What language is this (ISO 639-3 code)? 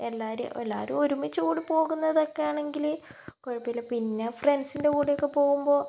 mal